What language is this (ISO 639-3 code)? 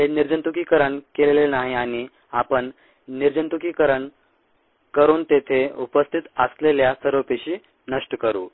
mar